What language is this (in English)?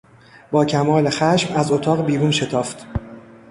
Persian